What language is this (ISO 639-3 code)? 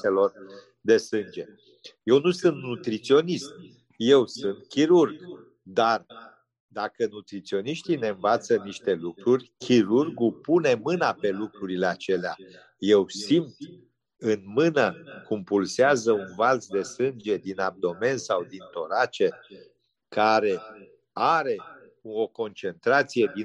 ron